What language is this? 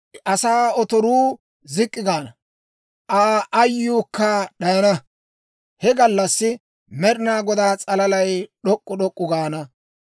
Dawro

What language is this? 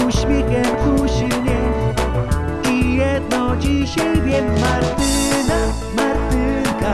Polish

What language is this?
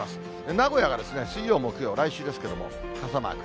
Japanese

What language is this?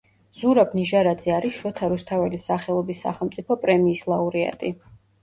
Georgian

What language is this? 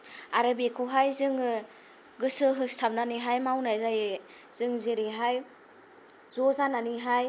Bodo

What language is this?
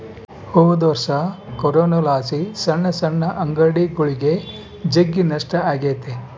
Kannada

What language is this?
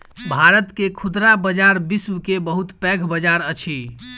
Maithili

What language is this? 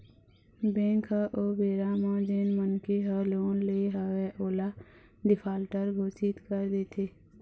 Chhattisgarhi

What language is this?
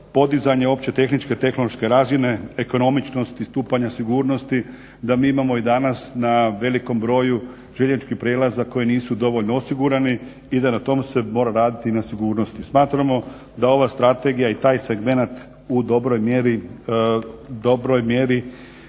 Croatian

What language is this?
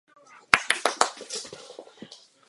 Czech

